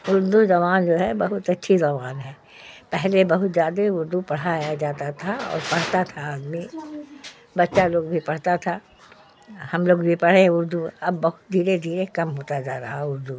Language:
Urdu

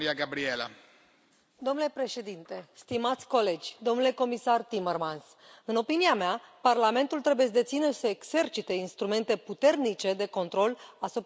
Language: Romanian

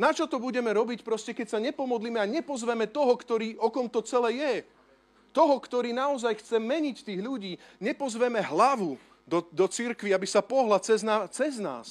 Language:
Slovak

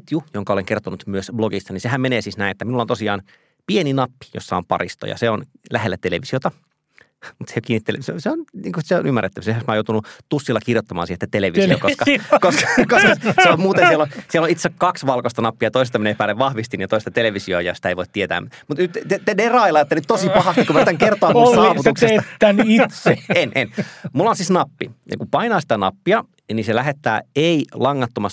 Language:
Finnish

